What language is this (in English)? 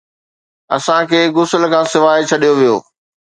Sindhi